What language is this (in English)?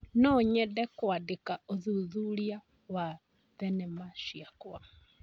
Kikuyu